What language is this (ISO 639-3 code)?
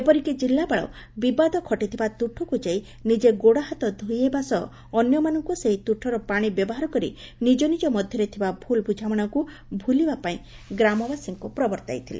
ori